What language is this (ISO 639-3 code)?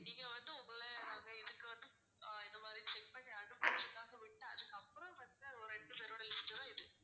tam